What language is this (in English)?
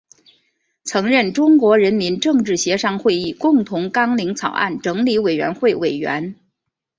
Chinese